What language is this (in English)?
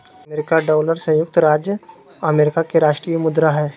Magahi